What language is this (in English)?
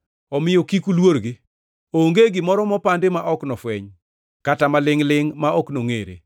Luo (Kenya and Tanzania)